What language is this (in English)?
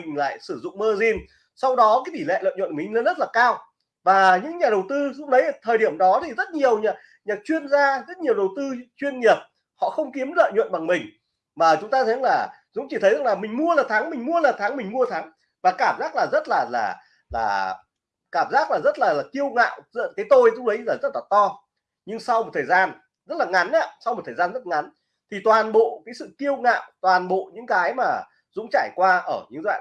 Vietnamese